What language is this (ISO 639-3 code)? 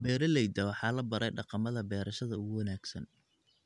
som